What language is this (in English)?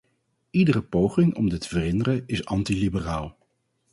Dutch